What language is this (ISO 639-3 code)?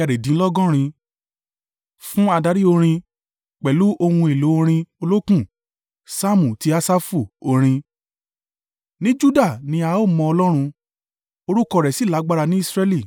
yor